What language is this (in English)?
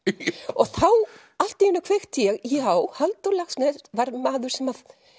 Icelandic